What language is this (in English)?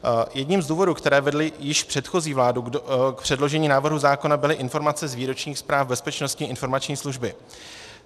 Czech